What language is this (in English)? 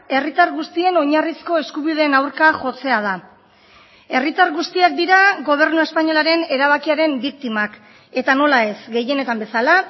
Basque